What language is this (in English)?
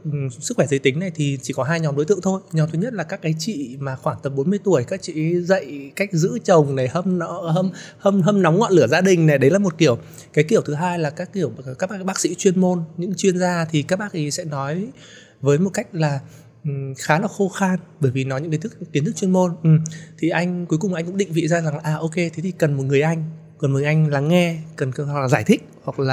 Vietnamese